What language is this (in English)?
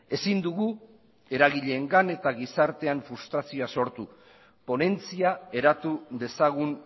Basque